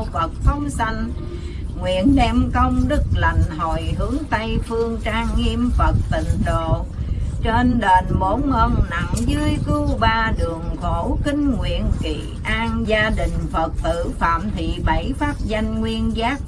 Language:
Vietnamese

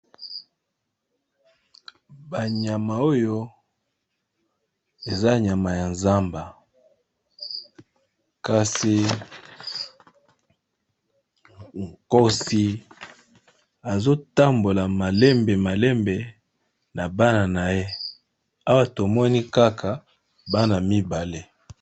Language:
Lingala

